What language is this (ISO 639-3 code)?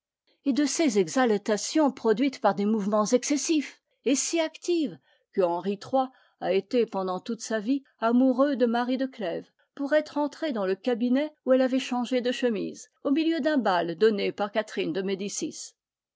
fra